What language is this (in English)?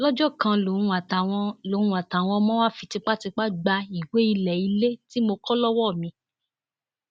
Yoruba